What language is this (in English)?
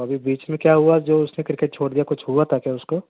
Urdu